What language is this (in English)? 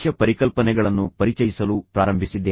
Kannada